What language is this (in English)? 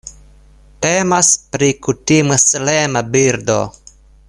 Esperanto